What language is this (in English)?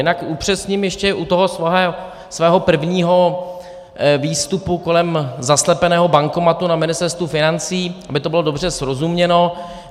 Czech